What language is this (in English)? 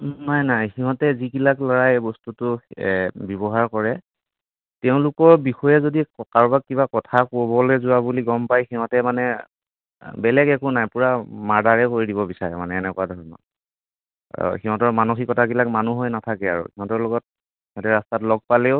Assamese